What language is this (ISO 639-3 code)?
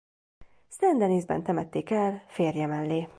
hun